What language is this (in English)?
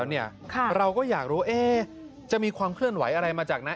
Thai